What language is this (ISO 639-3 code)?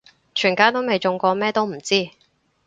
yue